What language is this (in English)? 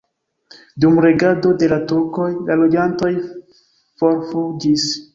Esperanto